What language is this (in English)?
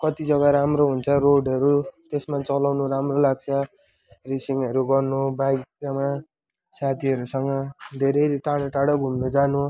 Nepali